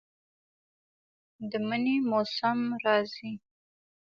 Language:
Pashto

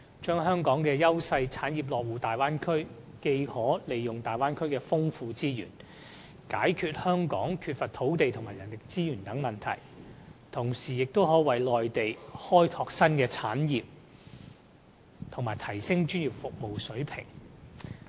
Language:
Cantonese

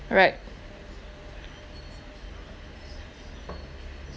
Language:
English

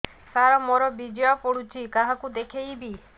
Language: Odia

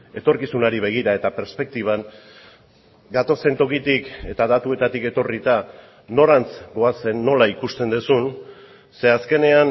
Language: Basque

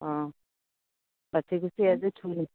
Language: Assamese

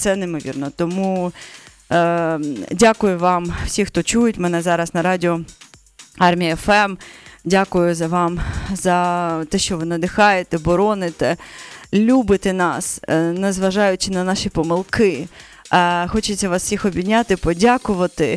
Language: Ukrainian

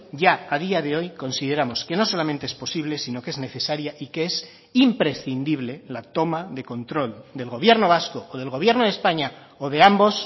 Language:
Spanish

